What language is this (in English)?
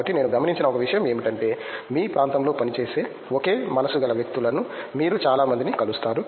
Telugu